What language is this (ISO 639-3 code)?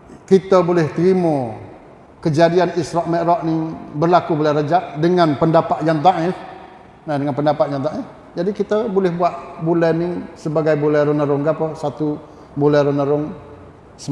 msa